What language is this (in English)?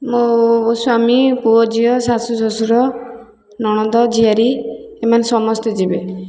Odia